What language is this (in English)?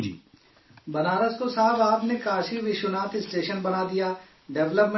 Urdu